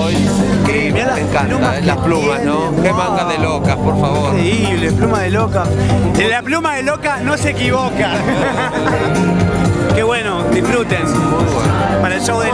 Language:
Spanish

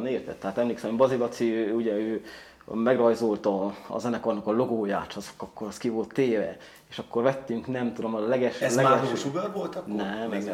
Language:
Hungarian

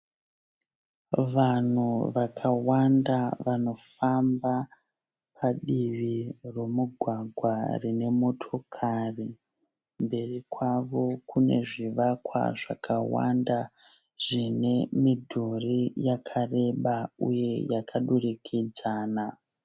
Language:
Shona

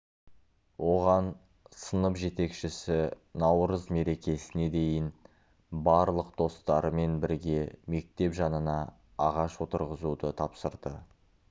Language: Kazakh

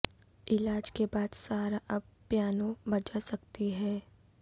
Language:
Urdu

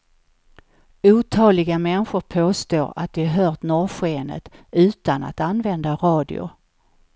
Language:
Swedish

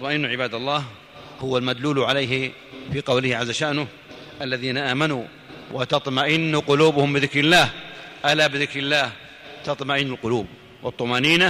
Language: Arabic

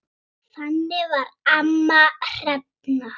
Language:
Icelandic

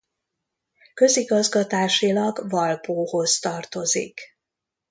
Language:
Hungarian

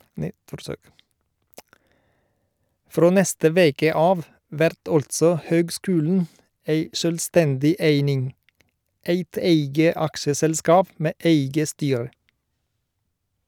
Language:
Norwegian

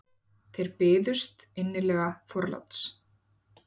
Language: Icelandic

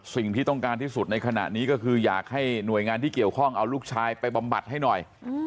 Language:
Thai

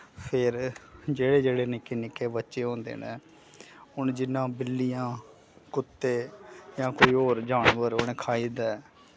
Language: Dogri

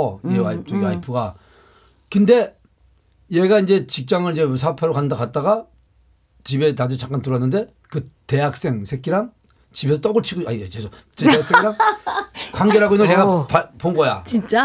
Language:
Korean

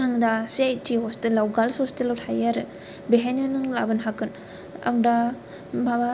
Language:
Bodo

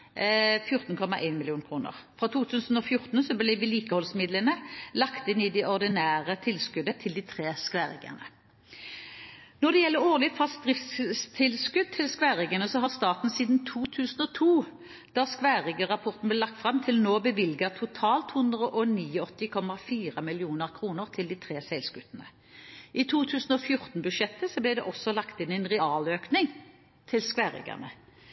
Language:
Norwegian Bokmål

